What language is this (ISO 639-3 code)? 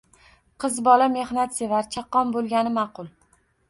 uzb